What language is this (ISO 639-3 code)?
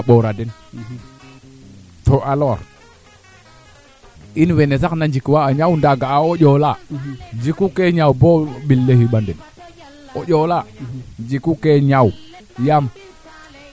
srr